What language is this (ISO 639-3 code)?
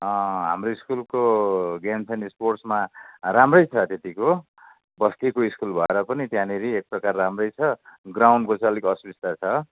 nep